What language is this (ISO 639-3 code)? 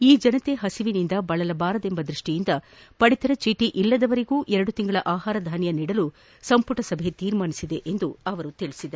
kan